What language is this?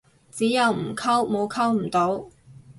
Cantonese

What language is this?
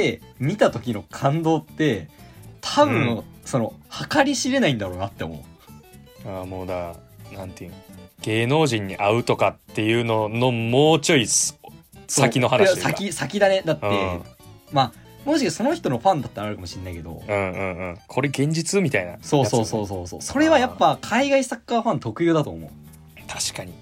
Japanese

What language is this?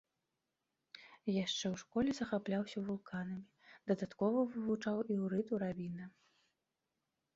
Belarusian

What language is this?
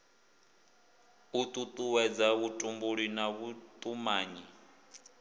Venda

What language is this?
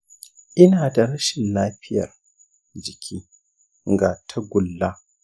Hausa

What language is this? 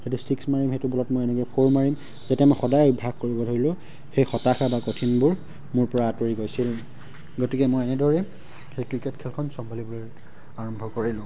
Assamese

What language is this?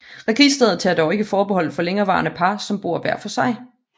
Danish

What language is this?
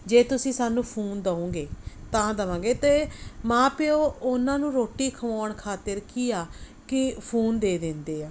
Punjabi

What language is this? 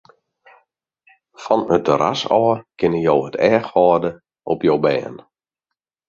Western Frisian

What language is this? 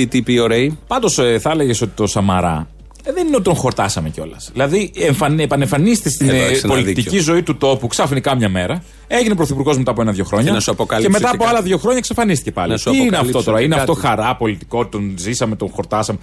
Greek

